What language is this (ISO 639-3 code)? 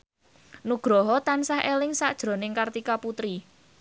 jav